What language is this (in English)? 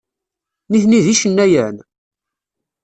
Kabyle